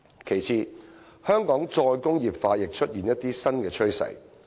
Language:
Cantonese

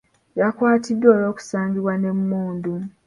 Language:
Ganda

